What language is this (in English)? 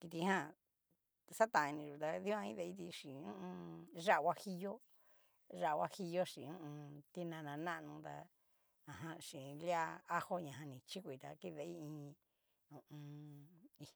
Cacaloxtepec Mixtec